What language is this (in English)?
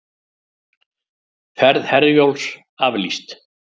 Icelandic